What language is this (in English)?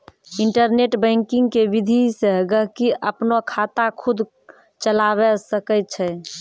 Maithili